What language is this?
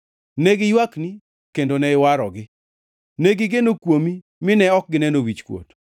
Luo (Kenya and Tanzania)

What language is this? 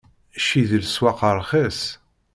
Kabyle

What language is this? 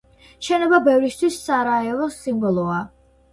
Georgian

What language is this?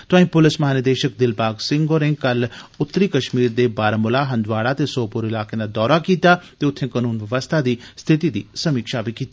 Dogri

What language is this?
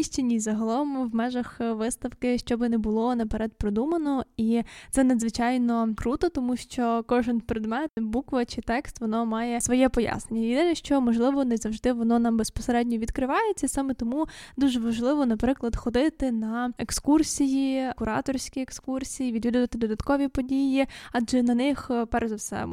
Ukrainian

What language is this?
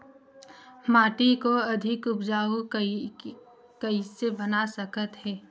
Chhattisgarhi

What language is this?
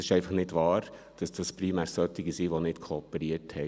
Swiss German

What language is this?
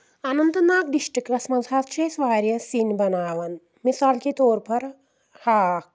Kashmiri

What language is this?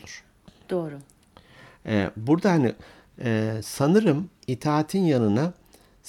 Turkish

